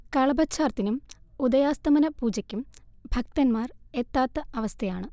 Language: Malayalam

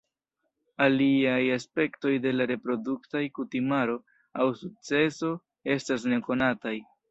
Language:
Esperanto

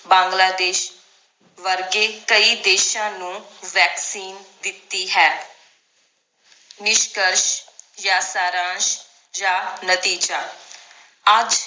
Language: Punjabi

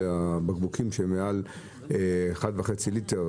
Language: Hebrew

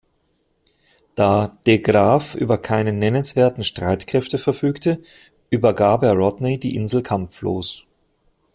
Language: German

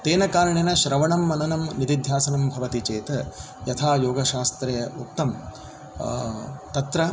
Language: Sanskrit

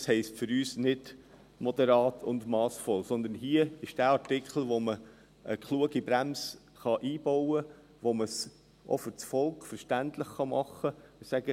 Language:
Swiss German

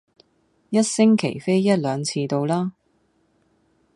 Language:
Cantonese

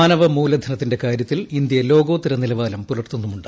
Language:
Malayalam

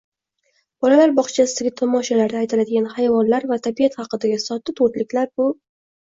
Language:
Uzbek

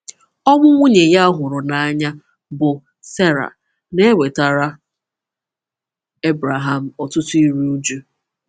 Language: Igbo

